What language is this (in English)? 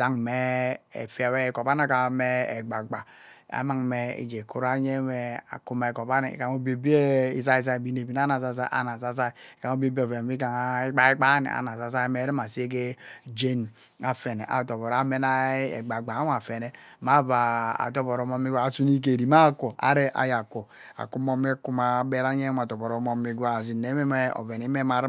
Ubaghara